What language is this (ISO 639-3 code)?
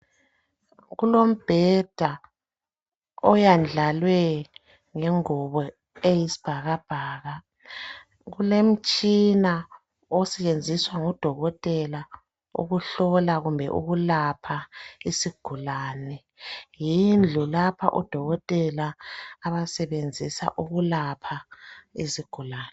nde